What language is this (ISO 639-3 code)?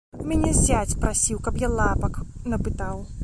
bel